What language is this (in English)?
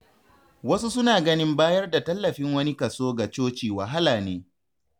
Hausa